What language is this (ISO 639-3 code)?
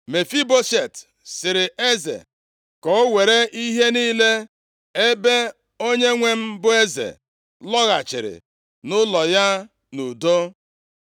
ibo